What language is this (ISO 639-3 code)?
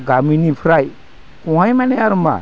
brx